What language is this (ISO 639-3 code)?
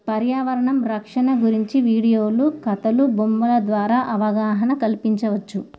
tel